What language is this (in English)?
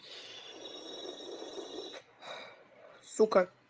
Russian